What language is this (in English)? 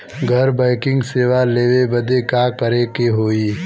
Bhojpuri